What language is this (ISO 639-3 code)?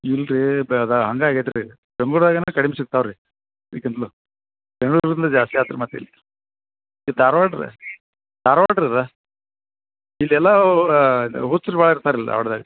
kan